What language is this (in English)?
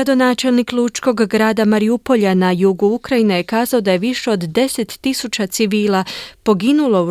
Croatian